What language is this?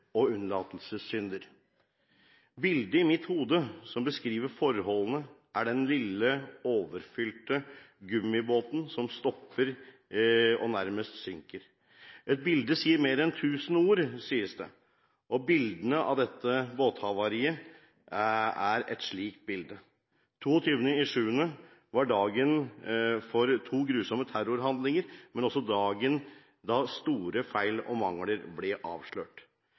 Norwegian Bokmål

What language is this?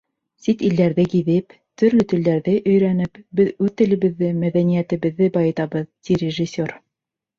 Bashkir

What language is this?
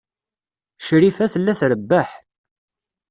Kabyle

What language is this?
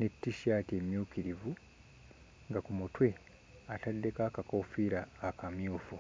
Ganda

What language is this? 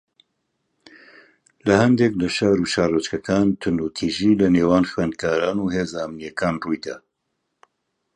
Central Kurdish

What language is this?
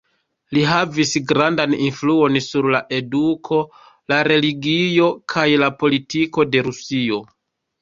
Esperanto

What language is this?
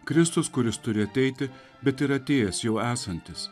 Lithuanian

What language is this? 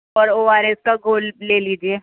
Urdu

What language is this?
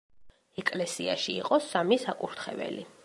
Georgian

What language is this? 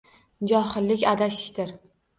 Uzbek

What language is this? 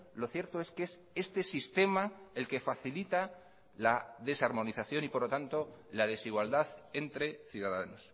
Spanish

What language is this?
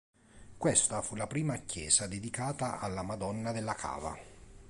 Italian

